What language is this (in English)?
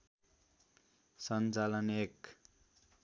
Nepali